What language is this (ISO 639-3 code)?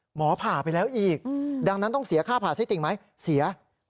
tha